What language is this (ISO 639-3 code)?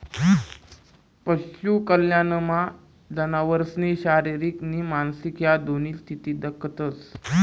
mar